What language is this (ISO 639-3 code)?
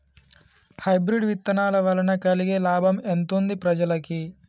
tel